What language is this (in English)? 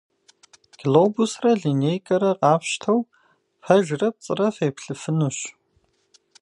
Kabardian